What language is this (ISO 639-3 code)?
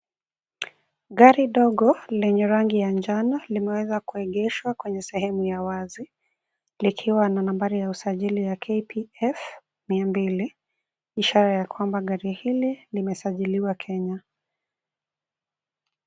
swa